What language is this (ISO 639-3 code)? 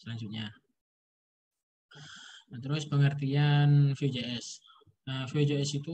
ind